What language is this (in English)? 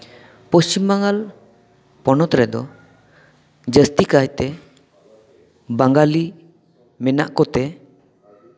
Santali